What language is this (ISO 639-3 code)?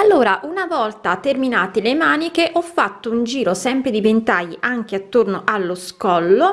ita